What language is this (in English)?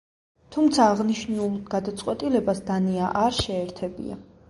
Georgian